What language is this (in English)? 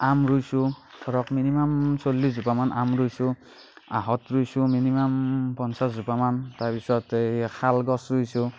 Assamese